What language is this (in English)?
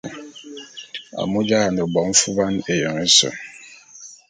Bulu